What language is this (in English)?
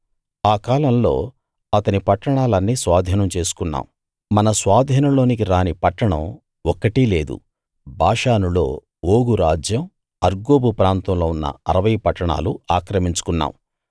Telugu